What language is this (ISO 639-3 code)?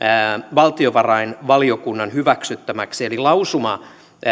fin